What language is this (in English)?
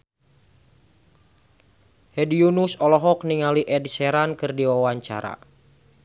Sundanese